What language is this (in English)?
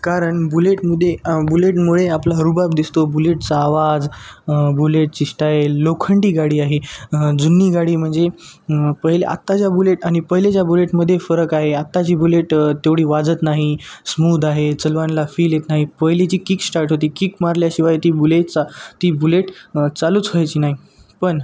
Marathi